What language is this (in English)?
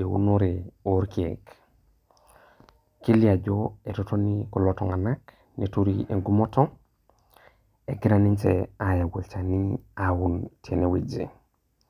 Masai